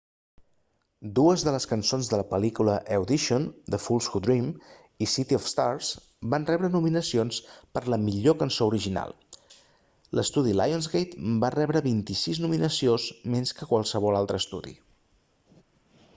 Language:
Catalan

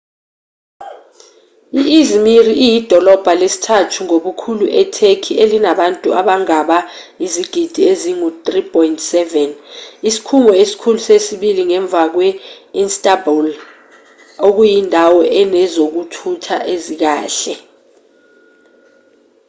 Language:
Zulu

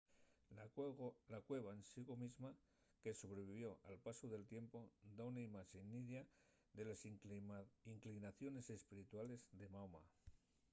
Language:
Asturian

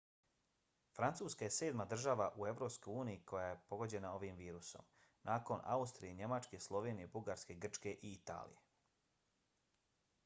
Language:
Bosnian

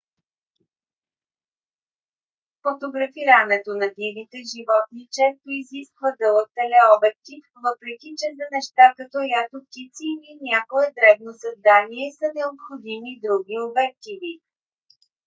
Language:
Bulgarian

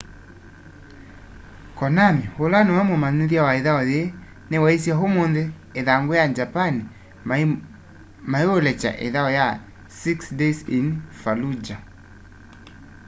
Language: Kamba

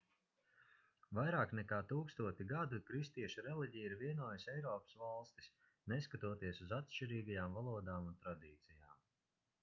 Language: Latvian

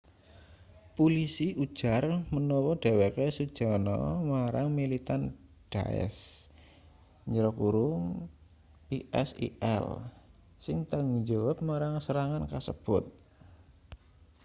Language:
Javanese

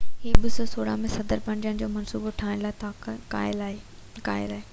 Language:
Sindhi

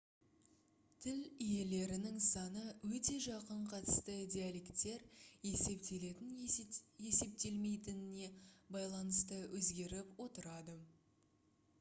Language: Kazakh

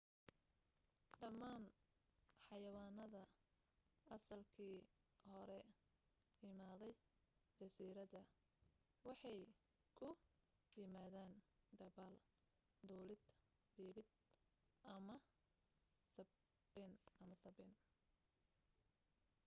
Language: Somali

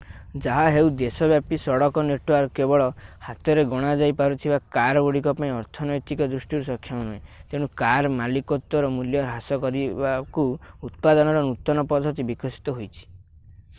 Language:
Odia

